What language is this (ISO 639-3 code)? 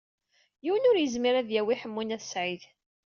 kab